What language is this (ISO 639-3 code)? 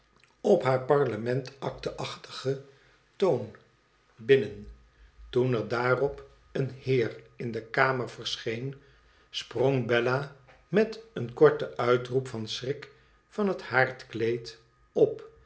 nld